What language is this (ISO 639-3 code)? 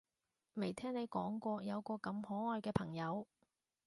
yue